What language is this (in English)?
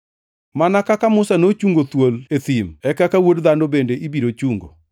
Luo (Kenya and Tanzania)